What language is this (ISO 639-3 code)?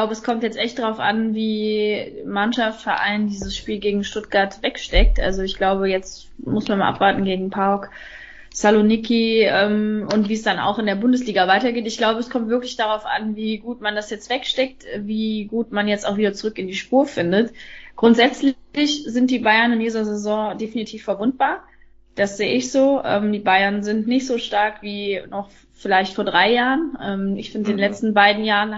deu